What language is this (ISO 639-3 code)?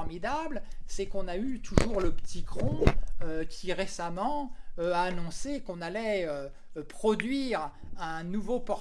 fra